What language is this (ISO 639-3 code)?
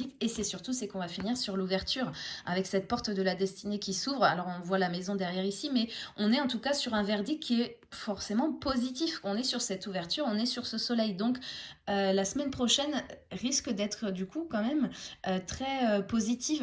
fra